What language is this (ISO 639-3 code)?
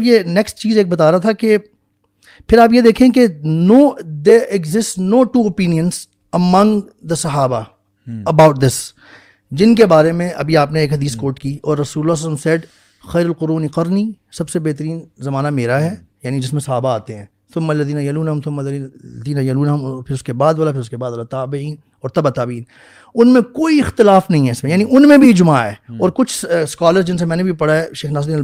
urd